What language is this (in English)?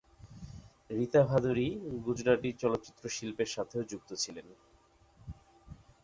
Bangla